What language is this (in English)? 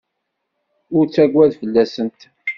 Kabyle